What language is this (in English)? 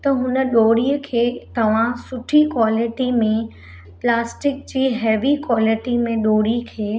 Sindhi